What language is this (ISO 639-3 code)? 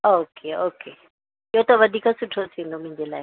snd